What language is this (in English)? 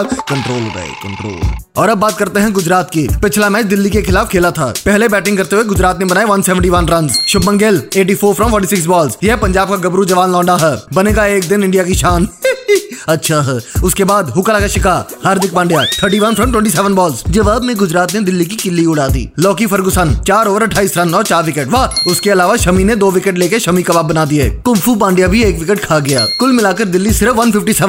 Hindi